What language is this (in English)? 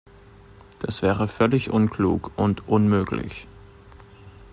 German